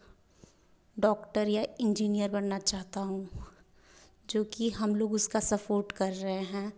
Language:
Hindi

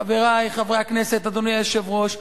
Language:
Hebrew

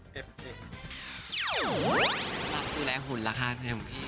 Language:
Thai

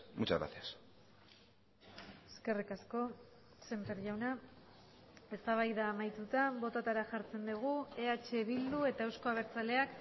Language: Basque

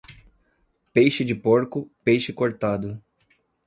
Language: Portuguese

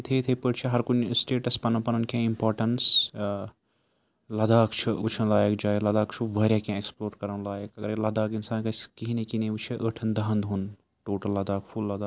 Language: Kashmiri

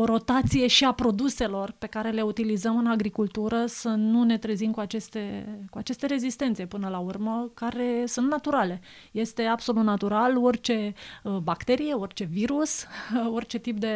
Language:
Romanian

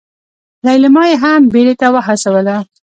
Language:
Pashto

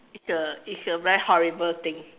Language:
English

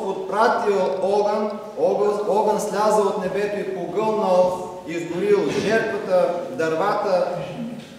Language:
Bulgarian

